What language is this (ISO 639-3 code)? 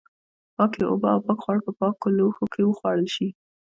pus